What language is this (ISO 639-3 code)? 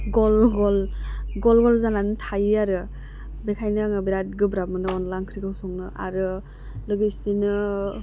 brx